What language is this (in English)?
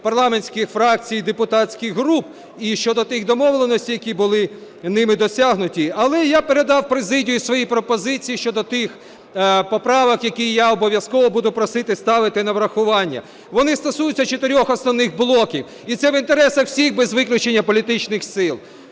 Ukrainian